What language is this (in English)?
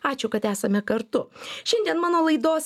Lithuanian